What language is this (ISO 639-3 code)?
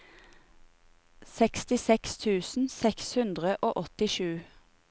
nor